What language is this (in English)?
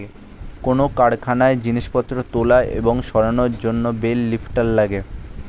Bangla